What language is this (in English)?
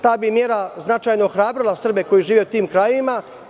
Serbian